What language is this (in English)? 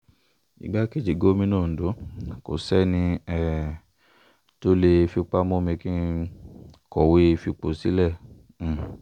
Yoruba